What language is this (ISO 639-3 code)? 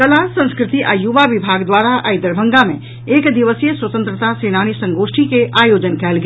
mai